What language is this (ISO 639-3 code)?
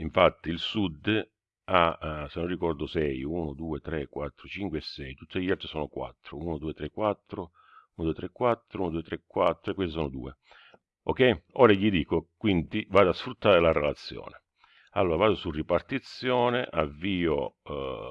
ita